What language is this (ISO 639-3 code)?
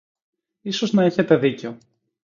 ell